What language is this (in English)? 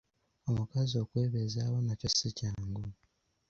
Ganda